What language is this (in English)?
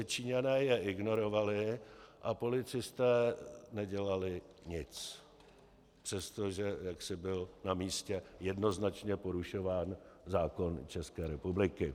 Czech